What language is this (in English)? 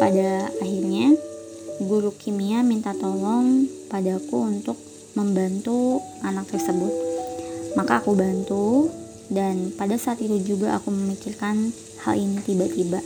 Indonesian